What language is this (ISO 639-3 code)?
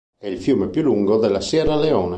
ita